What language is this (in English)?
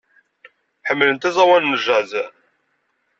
Kabyle